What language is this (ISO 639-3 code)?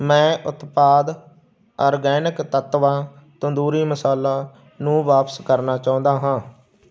pan